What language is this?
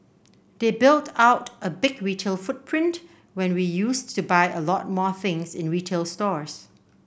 English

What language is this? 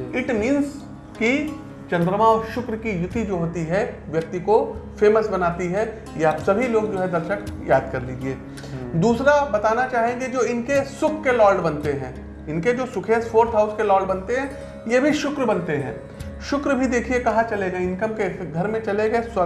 Hindi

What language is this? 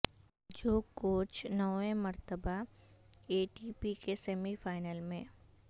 Urdu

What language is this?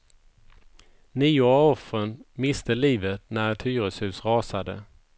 Swedish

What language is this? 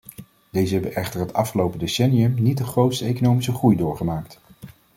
Dutch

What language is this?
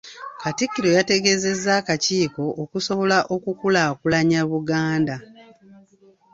Ganda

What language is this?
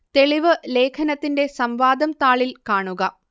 Malayalam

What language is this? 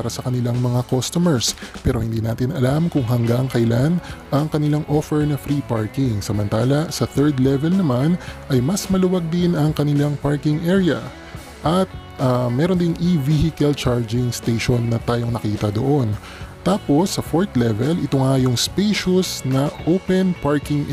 Filipino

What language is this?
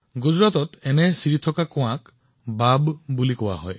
Assamese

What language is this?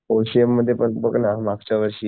Marathi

